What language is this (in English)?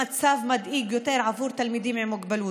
Hebrew